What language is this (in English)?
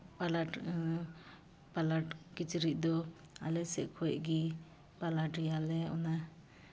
Santali